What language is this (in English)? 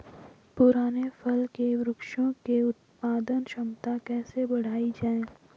Hindi